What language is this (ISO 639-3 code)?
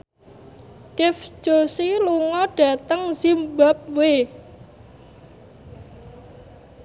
jav